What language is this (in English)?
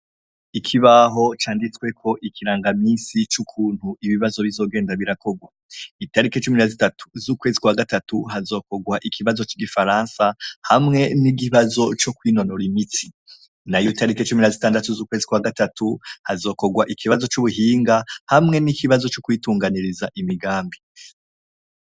Rundi